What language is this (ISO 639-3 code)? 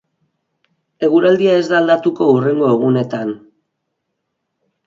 eus